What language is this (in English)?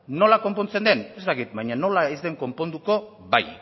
Basque